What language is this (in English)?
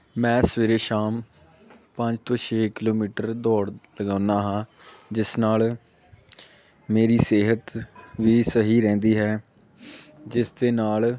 Punjabi